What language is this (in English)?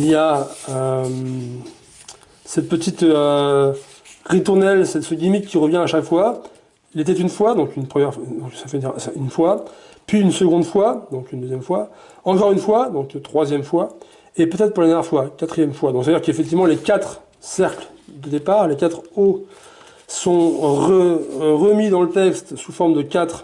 French